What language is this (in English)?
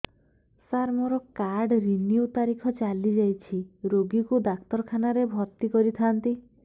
Odia